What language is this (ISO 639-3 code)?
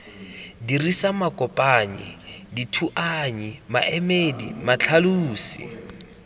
tsn